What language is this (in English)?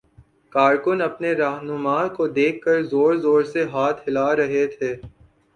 Urdu